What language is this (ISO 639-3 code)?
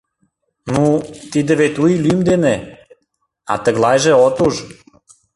chm